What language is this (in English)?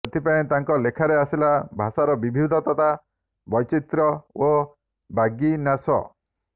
Odia